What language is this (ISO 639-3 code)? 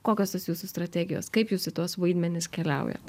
lit